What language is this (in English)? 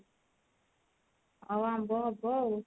Odia